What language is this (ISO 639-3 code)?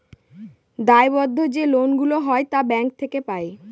ben